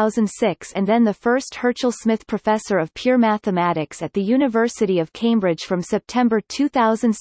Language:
English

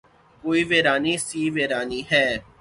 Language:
Urdu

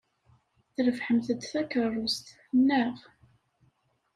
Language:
Kabyle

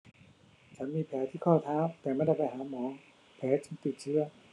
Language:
Thai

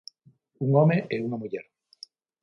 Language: Galician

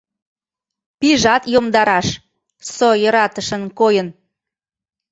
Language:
Mari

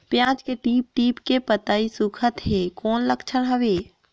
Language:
Chhattisgarhi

